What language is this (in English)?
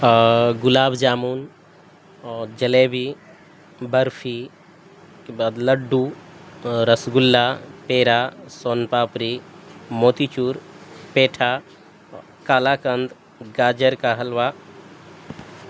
Urdu